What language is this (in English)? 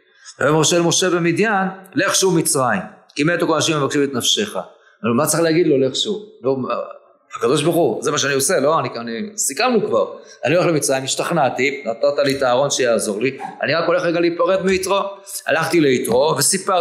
Hebrew